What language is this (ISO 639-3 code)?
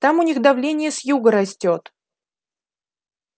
rus